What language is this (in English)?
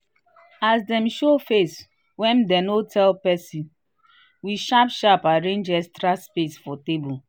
Nigerian Pidgin